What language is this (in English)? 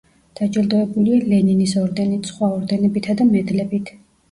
Georgian